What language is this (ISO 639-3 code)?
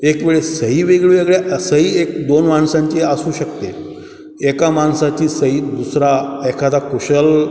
mar